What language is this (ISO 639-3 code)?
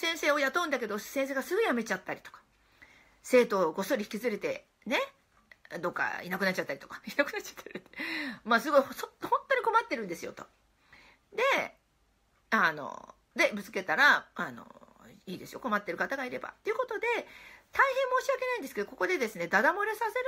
jpn